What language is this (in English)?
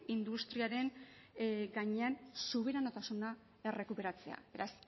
Basque